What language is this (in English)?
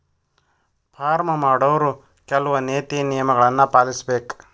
Kannada